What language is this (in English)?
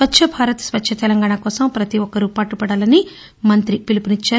Telugu